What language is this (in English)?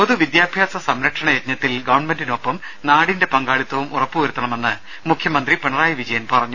Malayalam